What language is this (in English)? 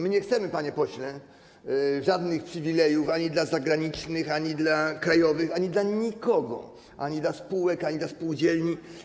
Polish